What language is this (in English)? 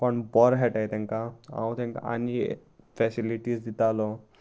Konkani